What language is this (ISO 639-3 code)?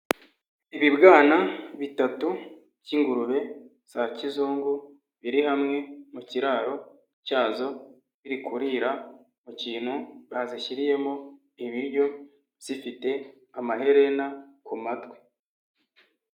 kin